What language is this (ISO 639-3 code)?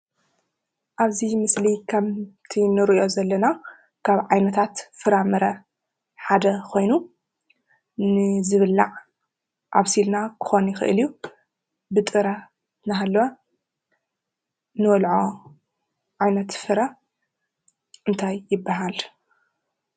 tir